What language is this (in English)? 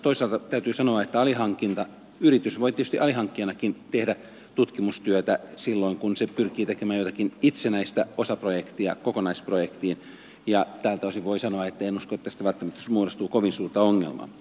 Finnish